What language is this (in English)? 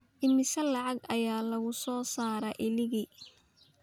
Somali